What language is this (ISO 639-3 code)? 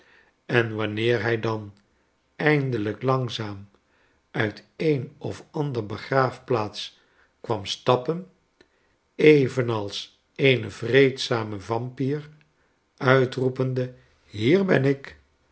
nld